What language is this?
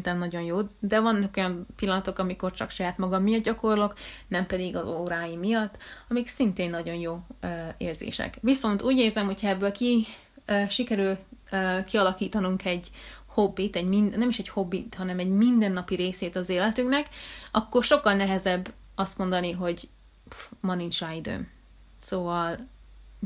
Hungarian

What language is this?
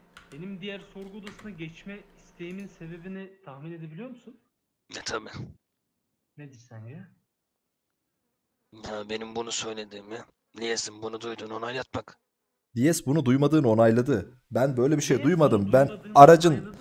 Turkish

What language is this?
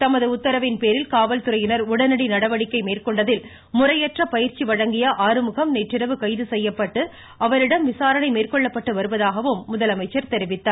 Tamil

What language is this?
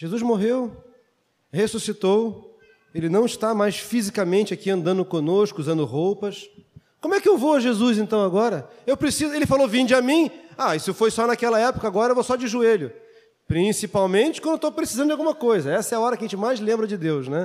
Portuguese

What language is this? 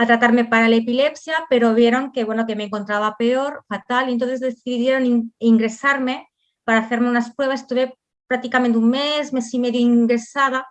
Spanish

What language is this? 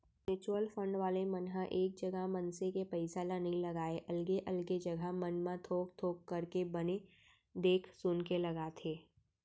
Chhattisgarhi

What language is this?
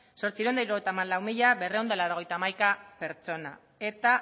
Basque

